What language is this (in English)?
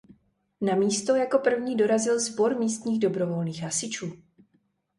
Czech